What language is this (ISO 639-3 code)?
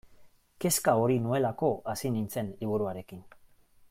eus